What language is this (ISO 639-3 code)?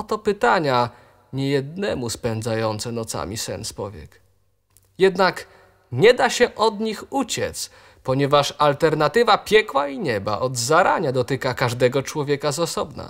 pol